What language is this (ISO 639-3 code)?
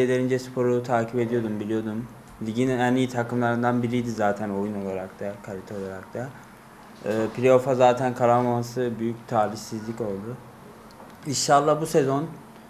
tur